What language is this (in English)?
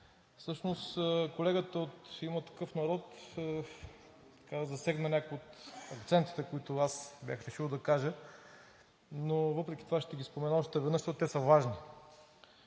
Bulgarian